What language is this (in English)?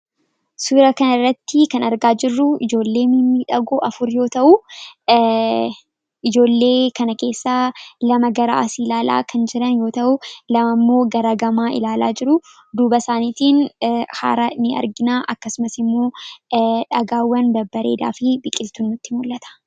Oromo